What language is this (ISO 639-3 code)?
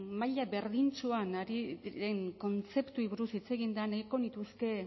eus